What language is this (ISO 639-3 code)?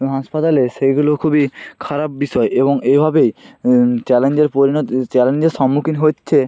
ben